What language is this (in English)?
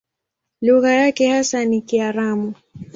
Swahili